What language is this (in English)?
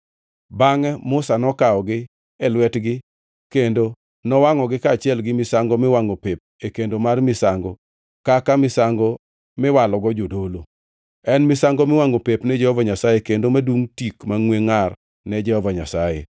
Luo (Kenya and Tanzania)